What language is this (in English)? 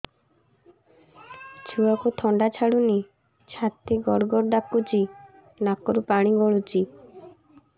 Odia